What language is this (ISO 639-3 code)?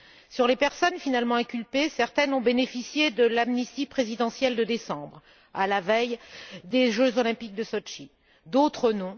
fra